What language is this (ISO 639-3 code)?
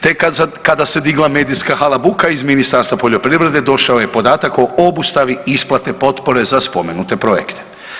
hrv